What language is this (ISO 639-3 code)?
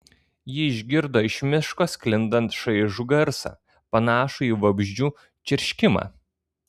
lit